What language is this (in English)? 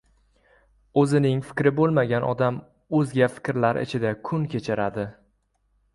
Uzbek